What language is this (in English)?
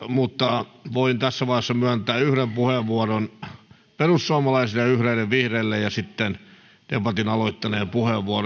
Finnish